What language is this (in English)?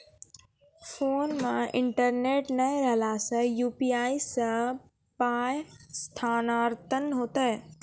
Maithili